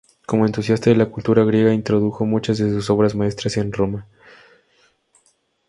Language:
Spanish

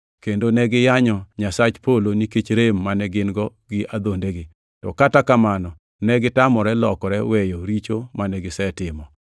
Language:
Luo (Kenya and Tanzania)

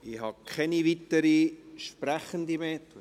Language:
Swiss German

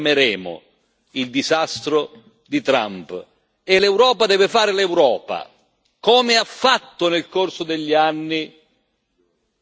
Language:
Italian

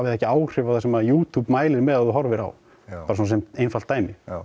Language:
Icelandic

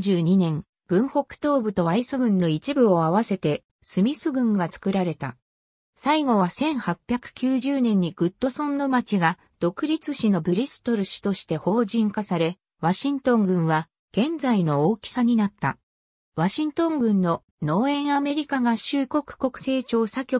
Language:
Japanese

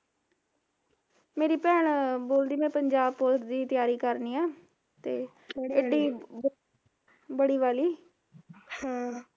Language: Punjabi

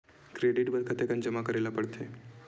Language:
Chhattisgarhi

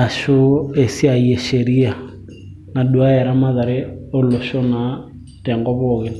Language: Masai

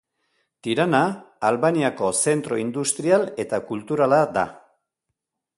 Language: Basque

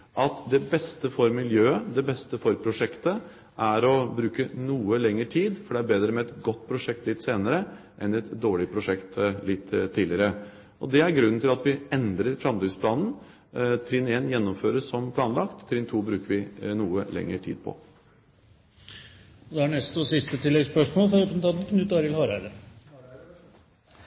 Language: Norwegian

